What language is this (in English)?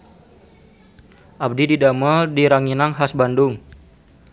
Sundanese